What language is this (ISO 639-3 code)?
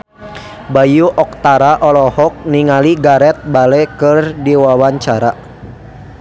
sun